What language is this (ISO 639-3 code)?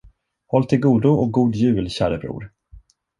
swe